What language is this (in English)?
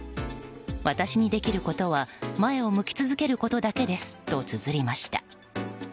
Japanese